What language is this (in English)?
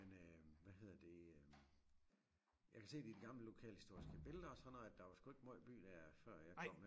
Danish